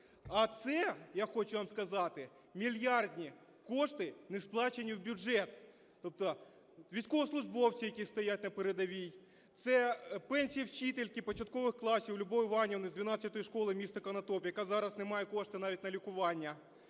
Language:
Ukrainian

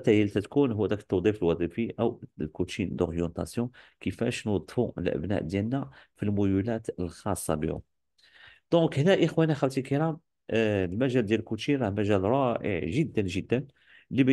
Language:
Arabic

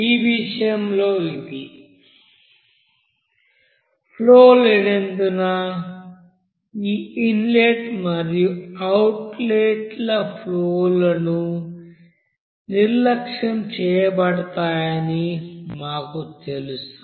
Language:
Telugu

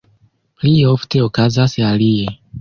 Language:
Esperanto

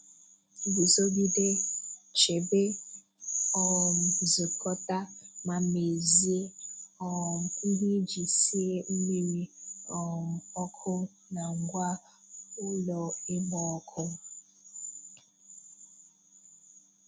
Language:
Igbo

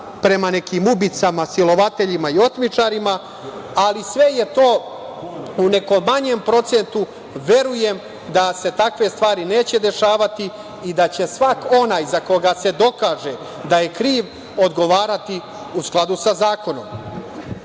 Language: Serbian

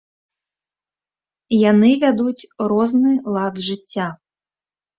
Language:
Belarusian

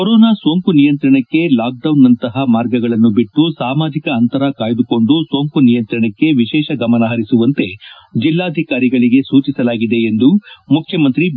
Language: Kannada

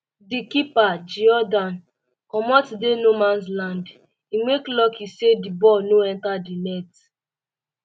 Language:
Nigerian Pidgin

